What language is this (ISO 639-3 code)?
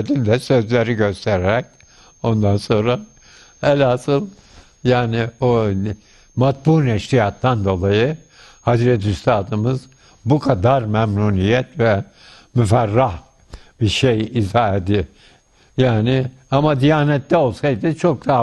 tur